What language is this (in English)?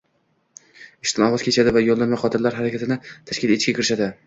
Uzbek